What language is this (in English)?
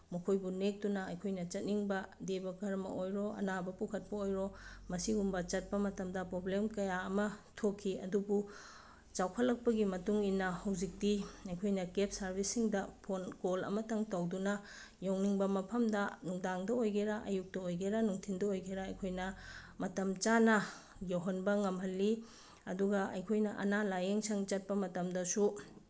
Manipuri